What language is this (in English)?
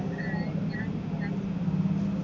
Malayalam